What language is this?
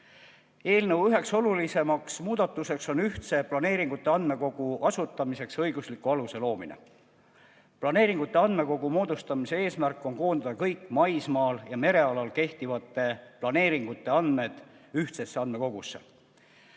Estonian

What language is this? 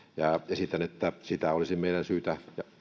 Finnish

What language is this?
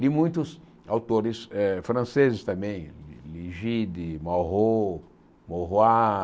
Portuguese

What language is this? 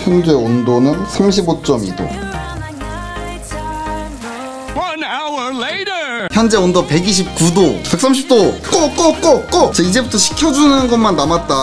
Korean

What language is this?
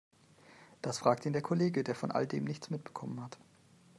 German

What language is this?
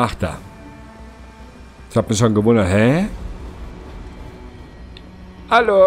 German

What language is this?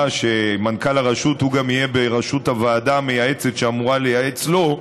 Hebrew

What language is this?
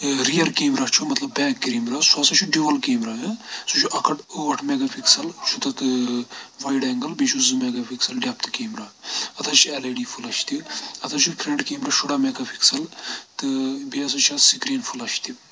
Kashmiri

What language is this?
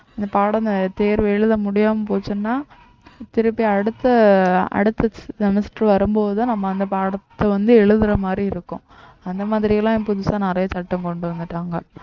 Tamil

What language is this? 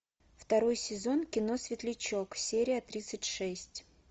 Russian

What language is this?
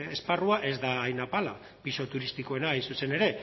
Basque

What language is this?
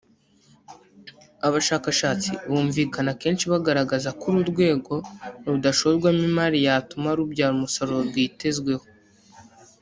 Kinyarwanda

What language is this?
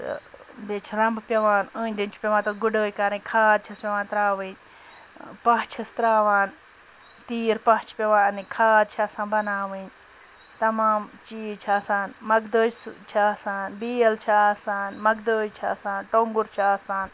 Kashmiri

